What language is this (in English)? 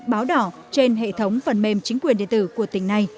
Vietnamese